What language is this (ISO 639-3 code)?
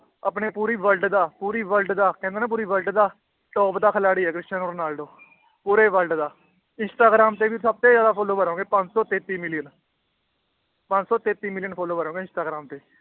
pan